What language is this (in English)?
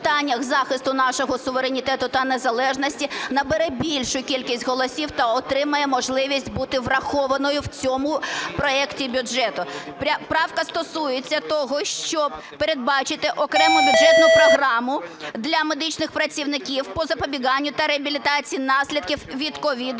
Ukrainian